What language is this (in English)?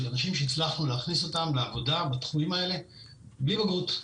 Hebrew